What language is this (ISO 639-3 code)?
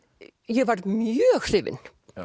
isl